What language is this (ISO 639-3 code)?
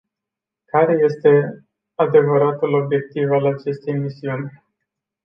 ron